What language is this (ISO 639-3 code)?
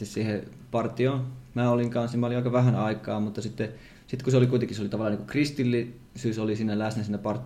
fin